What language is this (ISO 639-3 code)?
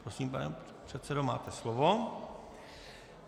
ces